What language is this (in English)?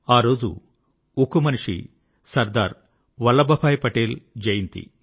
Telugu